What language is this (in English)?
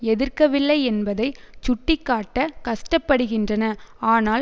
Tamil